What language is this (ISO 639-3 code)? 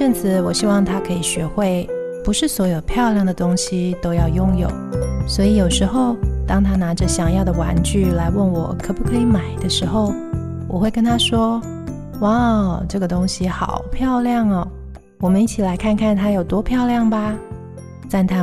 zho